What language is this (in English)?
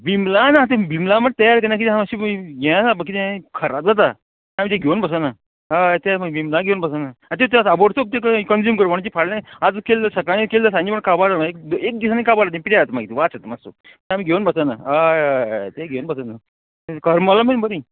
Konkani